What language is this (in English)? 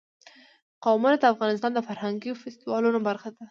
Pashto